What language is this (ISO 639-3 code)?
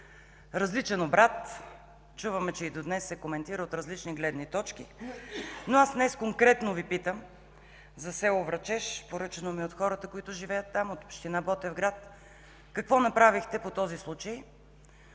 bul